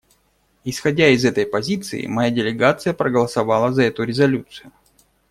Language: Russian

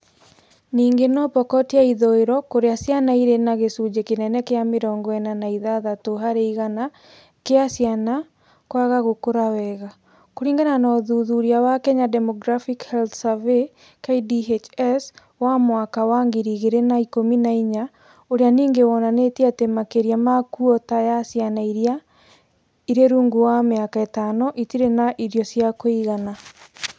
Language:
Kikuyu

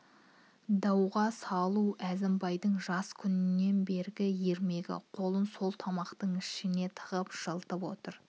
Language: Kazakh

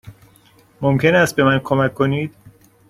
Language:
Persian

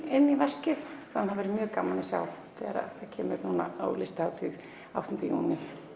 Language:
Icelandic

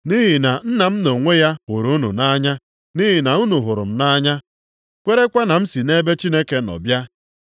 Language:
Igbo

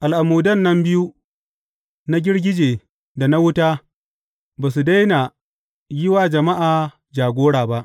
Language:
Hausa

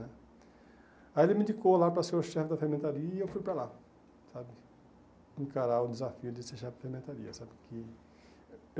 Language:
Portuguese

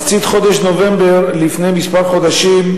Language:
Hebrew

